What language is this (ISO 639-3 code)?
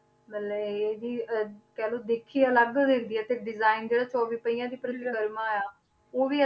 pan